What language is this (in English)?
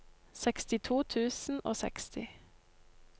Norwegian